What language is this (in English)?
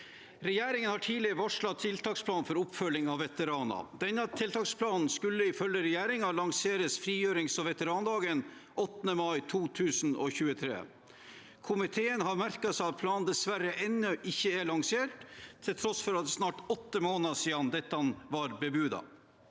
Norwegian